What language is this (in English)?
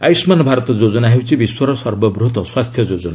Odia